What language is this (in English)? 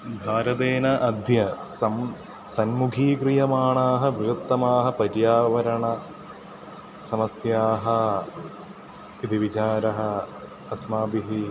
Sanskrit